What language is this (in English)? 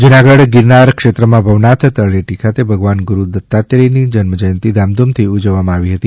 Gujarati